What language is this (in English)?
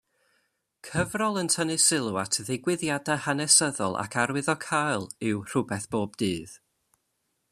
Welsh